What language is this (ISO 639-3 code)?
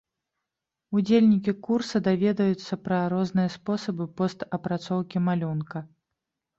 bel